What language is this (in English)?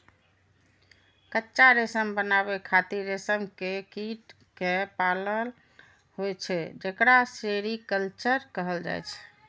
Maithili